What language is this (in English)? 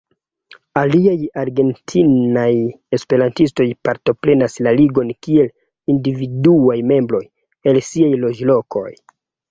Esperanto